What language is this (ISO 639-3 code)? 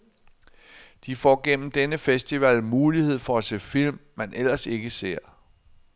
dan